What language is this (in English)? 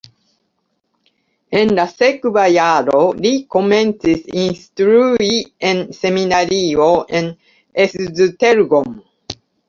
Esperanto